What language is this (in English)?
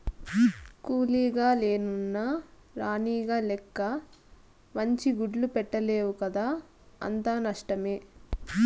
Telugu